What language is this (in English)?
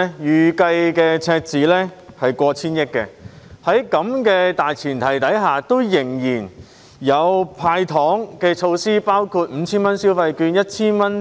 Cantonese